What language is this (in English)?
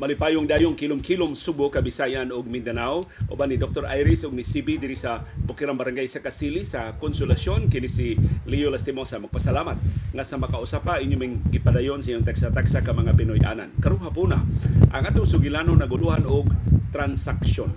Filipino